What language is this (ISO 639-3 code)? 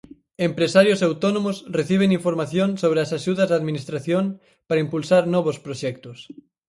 glg